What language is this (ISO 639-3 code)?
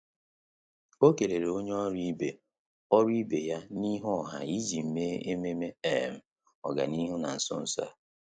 ibo